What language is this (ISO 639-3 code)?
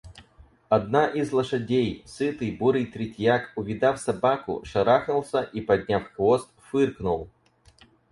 rus